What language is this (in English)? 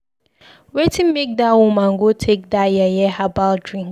Nigerian Pidgin